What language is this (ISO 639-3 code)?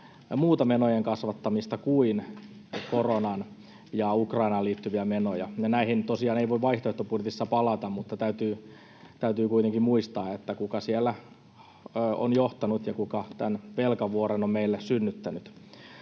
fin